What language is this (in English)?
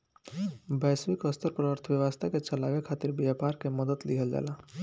Bhojpuri